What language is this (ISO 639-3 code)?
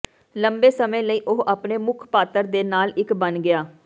pan